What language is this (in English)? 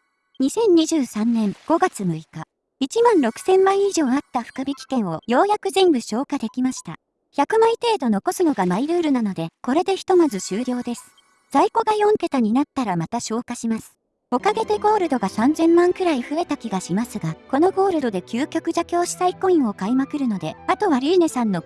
Japanese